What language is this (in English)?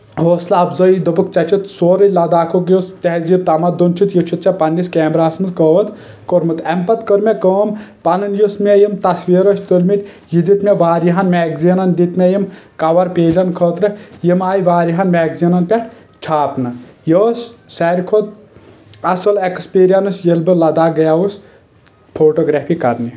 Kashmiri